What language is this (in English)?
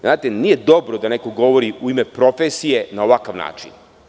Serbian